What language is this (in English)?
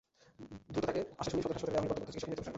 Bangla